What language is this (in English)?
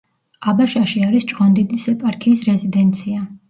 Georgian